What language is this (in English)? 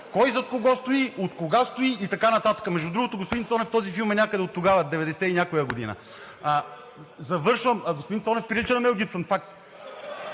Bulgarian